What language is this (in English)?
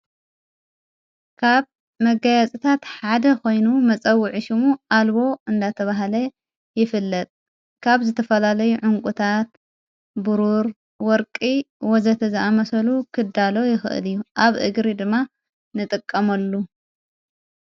Tigrinya